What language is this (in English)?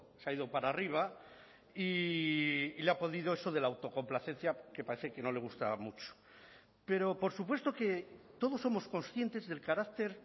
Spanish